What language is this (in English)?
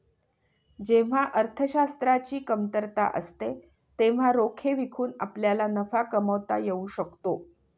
Marathi